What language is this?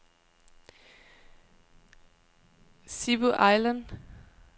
Danish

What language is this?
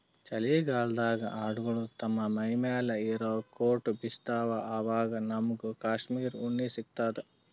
Kannada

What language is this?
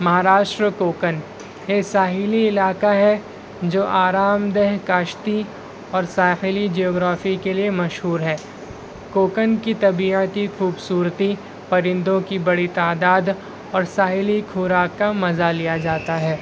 Urdu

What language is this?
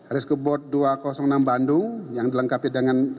Indonesian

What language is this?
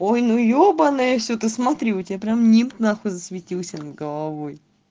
Russian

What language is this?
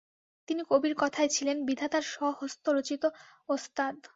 Bangla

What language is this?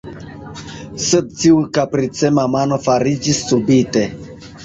Esperanto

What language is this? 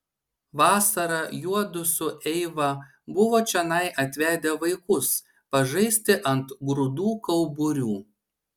Lithuanian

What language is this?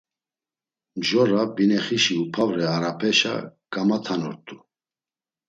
Laz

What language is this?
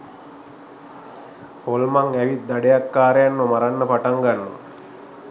Sinhala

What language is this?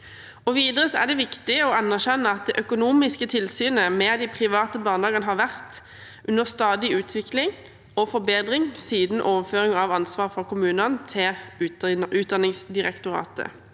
Norwegian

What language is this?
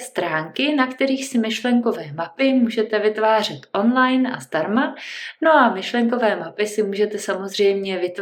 Czech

